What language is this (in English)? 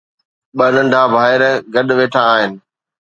Sindhi